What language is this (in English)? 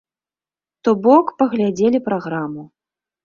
Belarusian